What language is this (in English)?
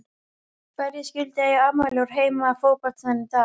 Icelandic